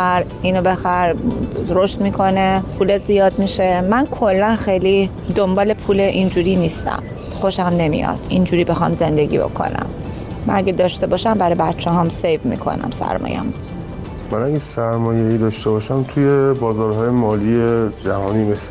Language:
Persian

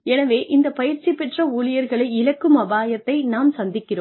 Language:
Tamil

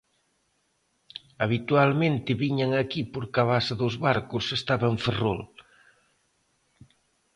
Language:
Galician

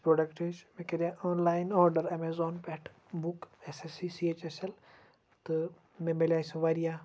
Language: Kashmiri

